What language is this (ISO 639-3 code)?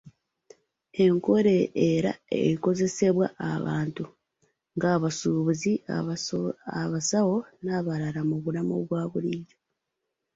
lug